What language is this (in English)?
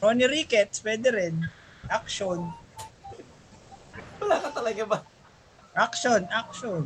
Filipino